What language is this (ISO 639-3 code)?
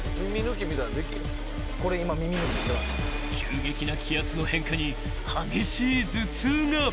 jpn